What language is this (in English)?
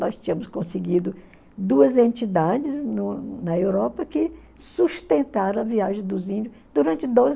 Portuguese